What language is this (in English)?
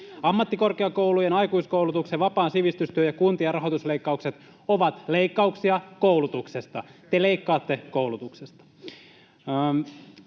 Finnish